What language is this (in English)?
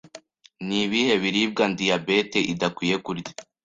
Kinyarwanda